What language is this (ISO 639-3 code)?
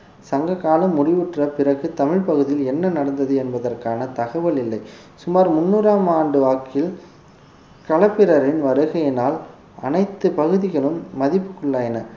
tam